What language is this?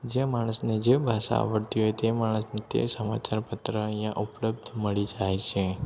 Gujarati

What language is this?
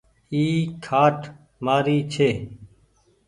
Goaria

